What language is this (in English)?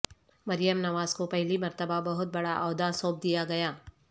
Urdu